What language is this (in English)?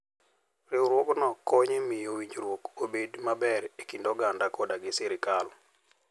Luo (Kenya and Tanzania)